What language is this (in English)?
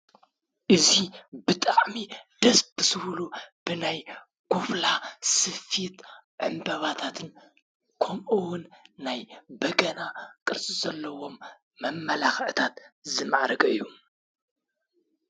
Tigrinya